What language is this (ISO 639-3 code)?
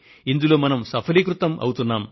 tel